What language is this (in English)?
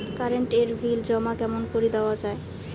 Bangla